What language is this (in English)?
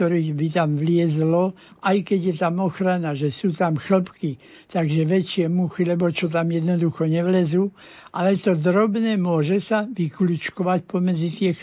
Slovak